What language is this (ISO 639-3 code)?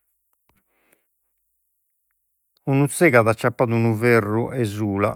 srd